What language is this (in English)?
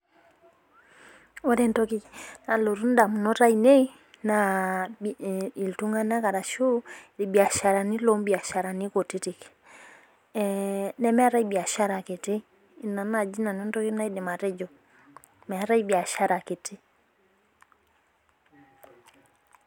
Masai